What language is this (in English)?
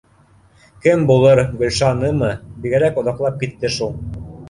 Bashkir